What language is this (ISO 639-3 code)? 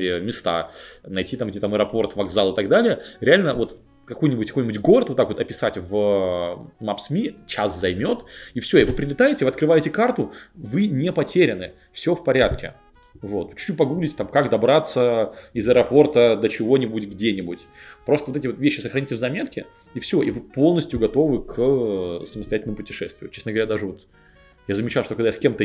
rus